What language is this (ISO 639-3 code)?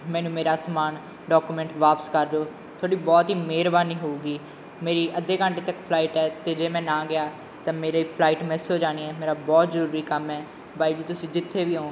pan